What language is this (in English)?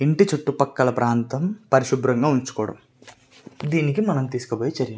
Telugu